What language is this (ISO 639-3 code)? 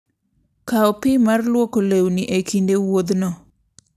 luo